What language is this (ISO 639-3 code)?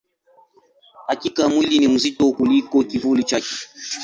swa